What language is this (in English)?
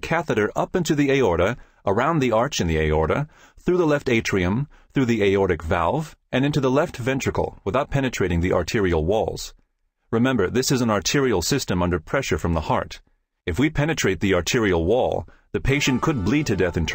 English